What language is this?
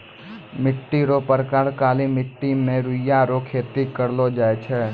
Maithili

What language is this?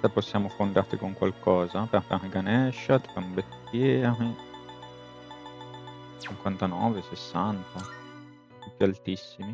Italian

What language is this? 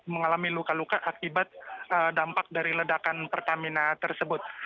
Indonesian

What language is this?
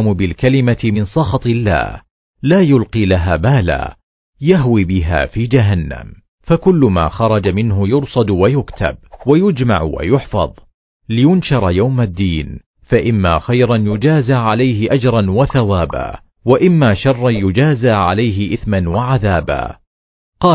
Arabic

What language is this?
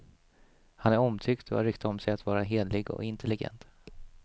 Swedish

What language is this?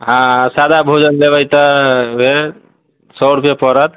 Maithili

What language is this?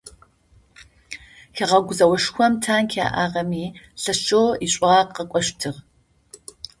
Adyghe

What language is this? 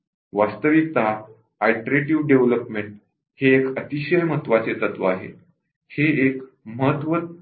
Marathi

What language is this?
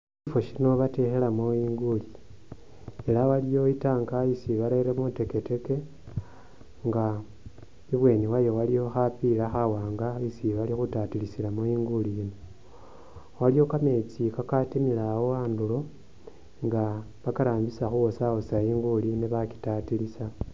Masaaba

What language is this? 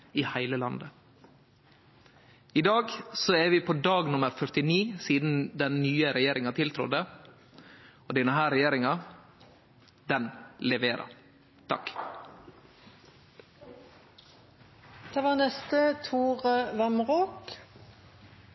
Norwegian Nynorsk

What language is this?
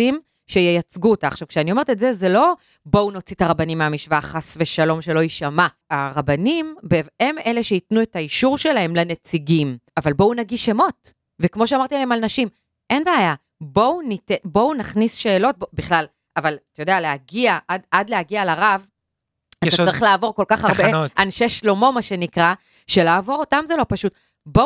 Hebrew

